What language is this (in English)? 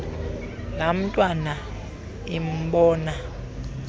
Xhosa